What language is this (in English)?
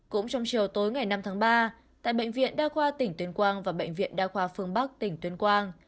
Vietnamese